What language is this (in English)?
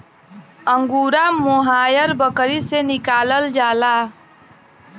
Bhojpuri